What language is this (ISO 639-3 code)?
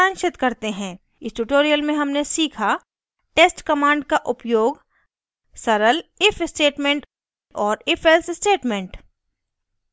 hin